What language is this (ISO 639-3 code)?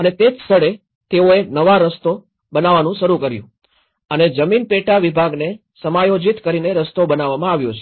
guj